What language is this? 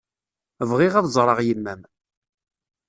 Kabyle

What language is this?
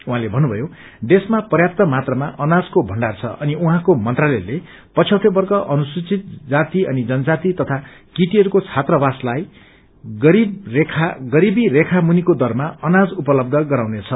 Nepali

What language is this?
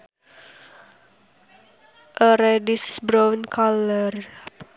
Sundanese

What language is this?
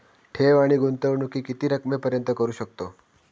Marathi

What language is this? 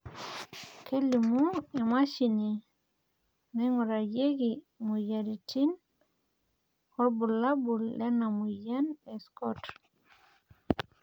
Masai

